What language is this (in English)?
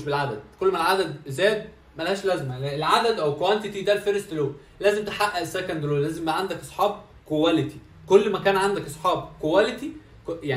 Arabic